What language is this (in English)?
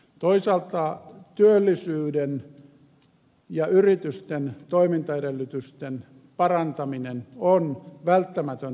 Finnish